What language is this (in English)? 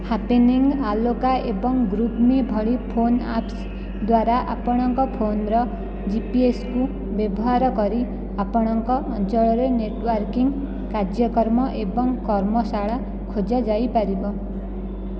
Odia